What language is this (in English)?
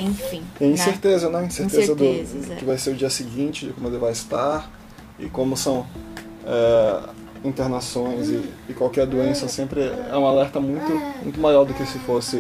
Portuguese